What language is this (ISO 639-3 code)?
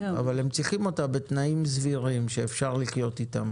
heb